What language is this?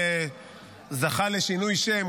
Hebrew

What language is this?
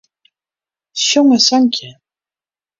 Western Frisian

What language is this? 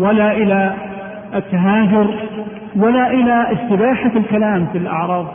Arabic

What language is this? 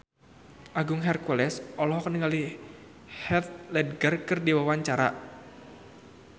Sundanese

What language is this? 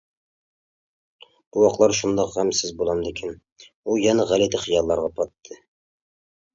Uyghur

